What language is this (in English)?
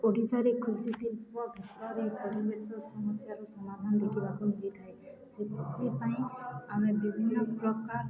Odia